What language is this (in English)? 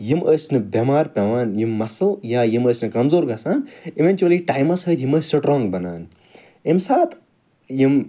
Kashmiri